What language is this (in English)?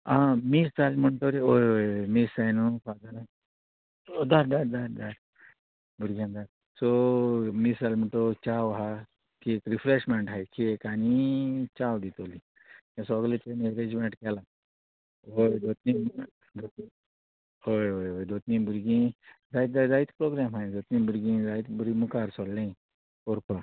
Konkani